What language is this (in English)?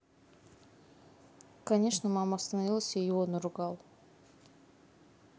Russian